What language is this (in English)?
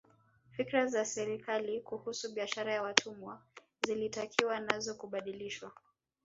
Swahili